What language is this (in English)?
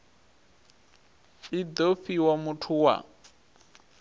Venda